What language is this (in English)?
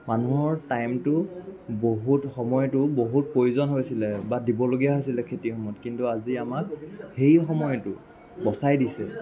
Assamese